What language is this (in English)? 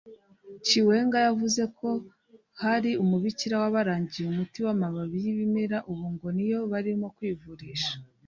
Kinyarwanda